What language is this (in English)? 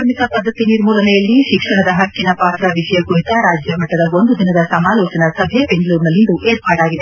Kannada